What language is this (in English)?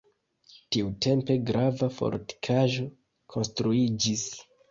Esperanto